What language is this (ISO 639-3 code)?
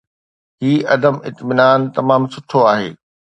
snd